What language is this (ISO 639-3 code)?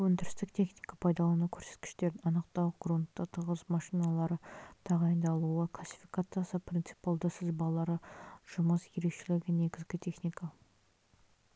kaz